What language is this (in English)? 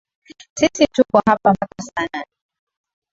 Swahili